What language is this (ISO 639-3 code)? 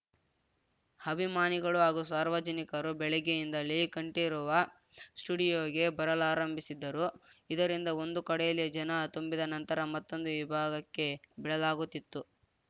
kan